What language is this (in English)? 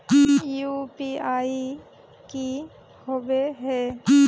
Magahi